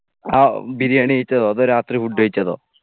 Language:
Malayalam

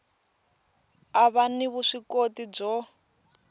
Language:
Tsonga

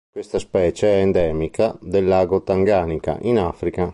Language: Italian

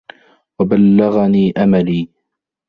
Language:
Arabic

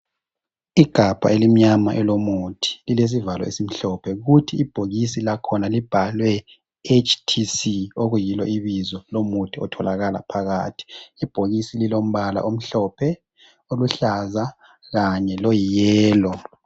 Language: North Ndebele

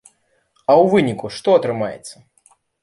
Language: Belarusian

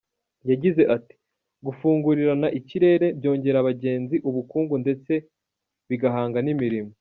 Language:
Kinyarwanda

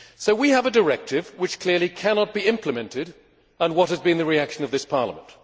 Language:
English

